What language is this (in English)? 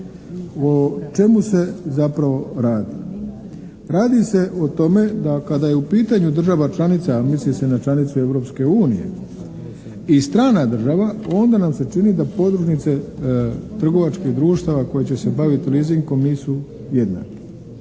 Croatian